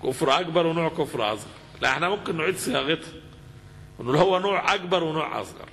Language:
Arabic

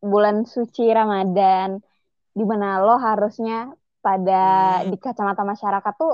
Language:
Indonesian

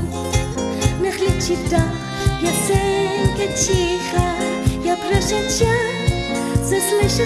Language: Polish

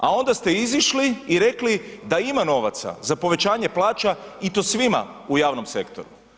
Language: Croatian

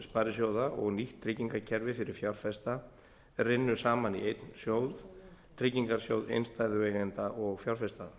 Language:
Icelandic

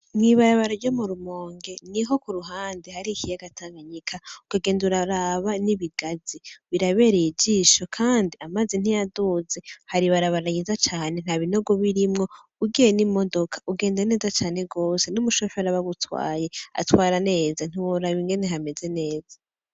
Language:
Rundi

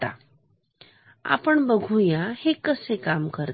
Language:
Marathi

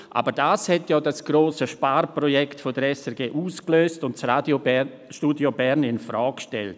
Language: Swiss German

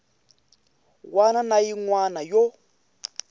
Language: Tsonga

